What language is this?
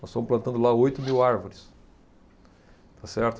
Portuguese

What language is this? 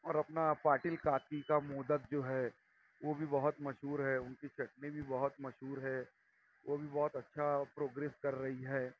Urdu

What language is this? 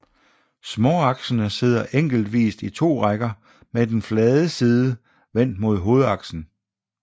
Danish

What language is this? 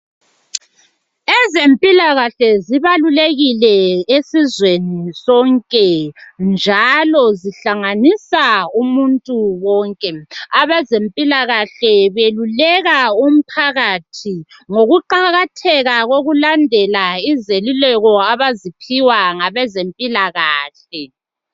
North Ndebele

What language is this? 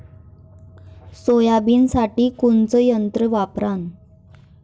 Marathi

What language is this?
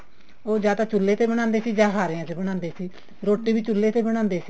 Punjabi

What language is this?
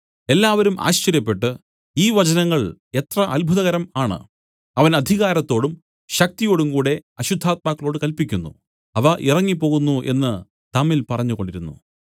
Malayalam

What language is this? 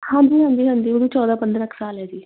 Punjabi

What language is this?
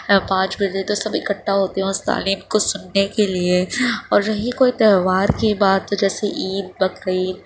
Urdu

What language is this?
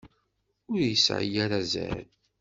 Kabyle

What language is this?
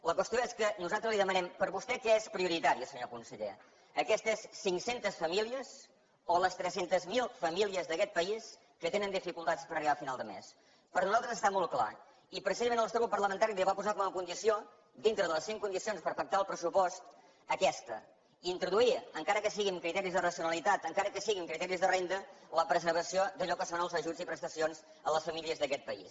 Catalan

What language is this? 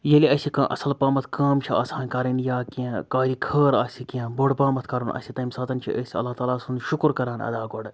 Kashmiri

